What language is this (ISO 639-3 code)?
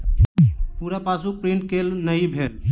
mai